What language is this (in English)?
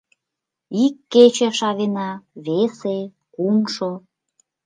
Mari